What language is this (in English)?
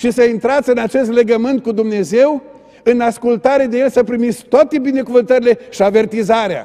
Romanian